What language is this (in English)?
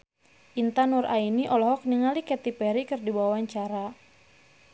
Sundanese